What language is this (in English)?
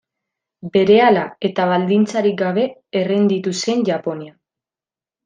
Basque